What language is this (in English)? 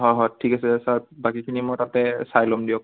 Assamese